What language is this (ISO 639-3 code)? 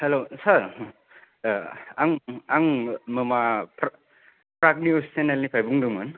brx